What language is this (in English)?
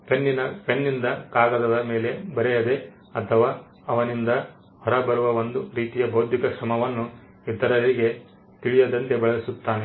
Kannada